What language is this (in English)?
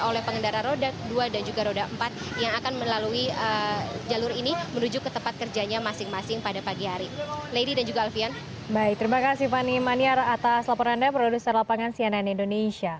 Indonesian